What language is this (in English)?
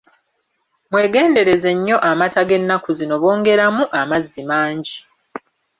Ganda